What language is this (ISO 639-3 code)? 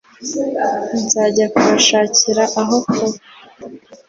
kin